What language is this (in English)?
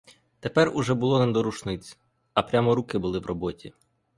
Ukrainian